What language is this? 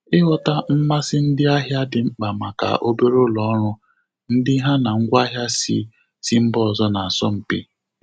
Igbo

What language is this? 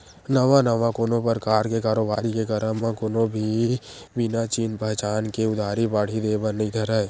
Chhattisgarhi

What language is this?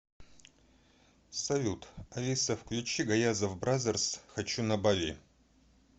Russian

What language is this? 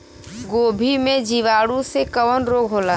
Bhojpuri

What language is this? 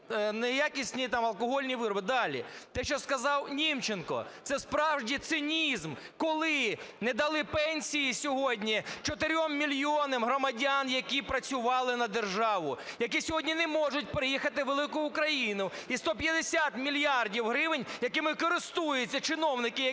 Ukrainian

